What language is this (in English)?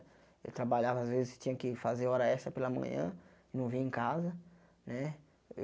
Portuguese